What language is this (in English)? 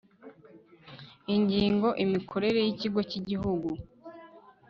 Kinyarwanda